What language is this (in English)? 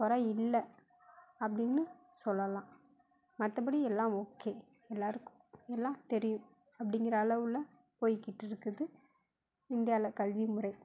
Tamil